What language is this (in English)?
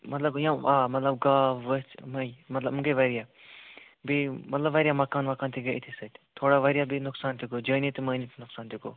Kashmiri